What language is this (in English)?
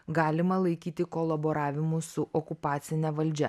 Lithuanian